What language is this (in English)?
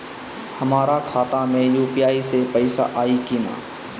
Bhojpuri